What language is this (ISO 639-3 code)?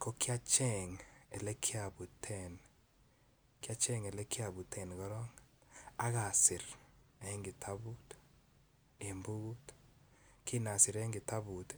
kln